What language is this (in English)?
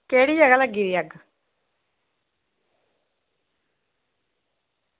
Dogri